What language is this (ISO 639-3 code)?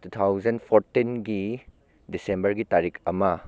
mni